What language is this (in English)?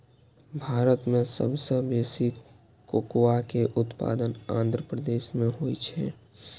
Maithili